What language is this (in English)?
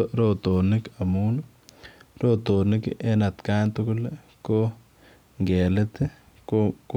Kalenjin